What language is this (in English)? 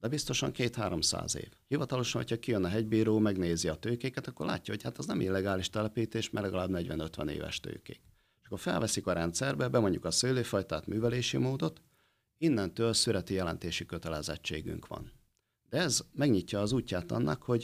Hungarian